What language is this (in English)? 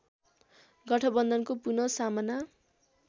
Nepali